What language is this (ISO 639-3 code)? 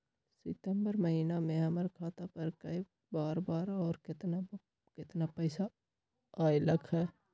mag